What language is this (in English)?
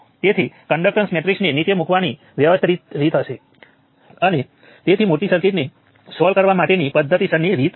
Gujarati